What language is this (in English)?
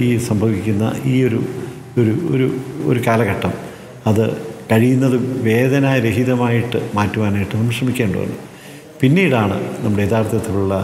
Malayalam